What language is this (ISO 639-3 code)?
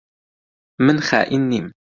ckb